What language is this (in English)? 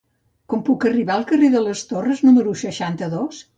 Catalan